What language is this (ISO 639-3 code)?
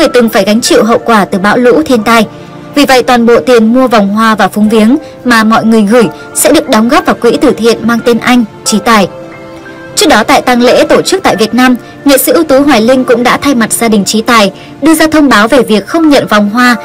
vie